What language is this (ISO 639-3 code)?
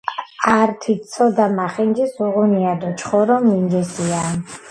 kat